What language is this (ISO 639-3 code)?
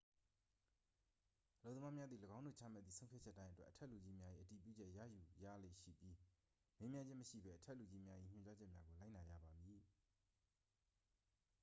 mya